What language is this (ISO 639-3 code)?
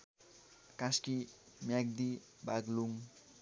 nep